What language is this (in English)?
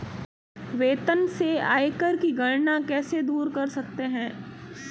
Hindi